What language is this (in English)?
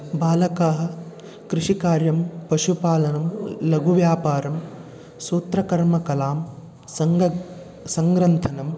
Sanskrit